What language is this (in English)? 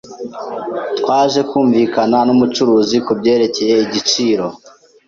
Kinyarwanda